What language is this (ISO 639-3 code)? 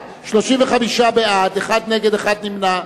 heb